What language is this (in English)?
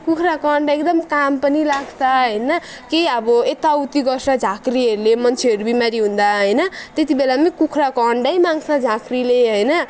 Nepali